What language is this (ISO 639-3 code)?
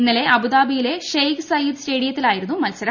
mal